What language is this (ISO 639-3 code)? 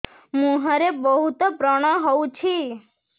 ori